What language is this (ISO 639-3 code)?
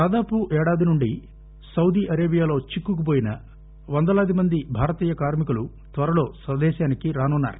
tel